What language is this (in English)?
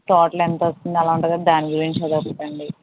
Telugu